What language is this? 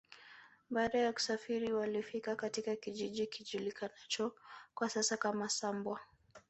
Swahili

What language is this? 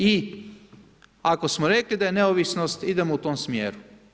Croatian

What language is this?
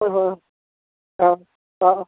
Manipuri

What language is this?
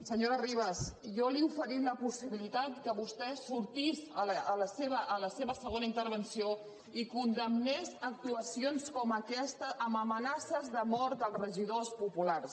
Catalan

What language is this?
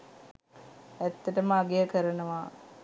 Sinhala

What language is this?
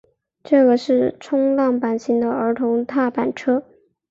Chinese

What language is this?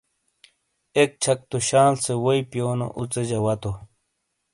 Shina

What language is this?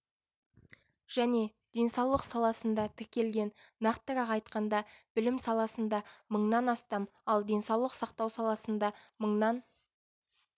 Kazakh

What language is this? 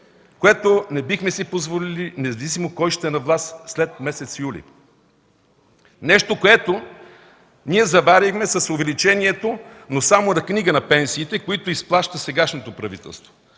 Bulgarian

